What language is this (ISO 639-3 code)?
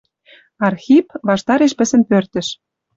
mrj